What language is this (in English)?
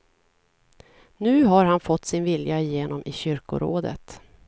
Swedish